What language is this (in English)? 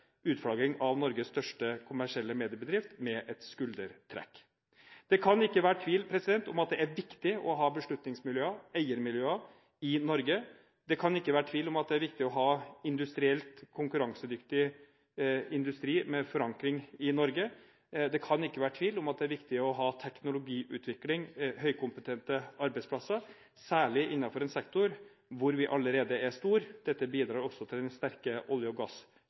Norwegian Bokmål